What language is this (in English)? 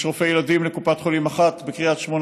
Hebrew